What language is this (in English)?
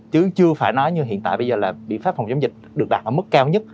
Vietnamese